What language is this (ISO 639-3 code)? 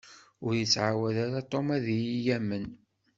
kab